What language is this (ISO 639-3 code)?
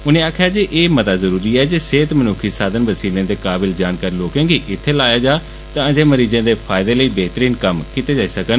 doi